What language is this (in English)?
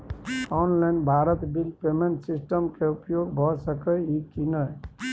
Maithili